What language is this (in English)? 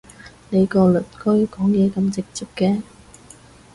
Cantonese